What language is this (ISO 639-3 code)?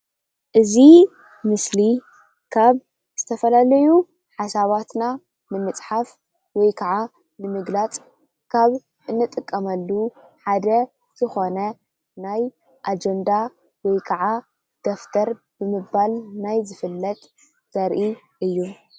tir